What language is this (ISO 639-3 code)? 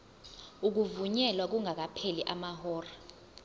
zul